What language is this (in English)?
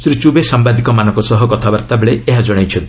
Odia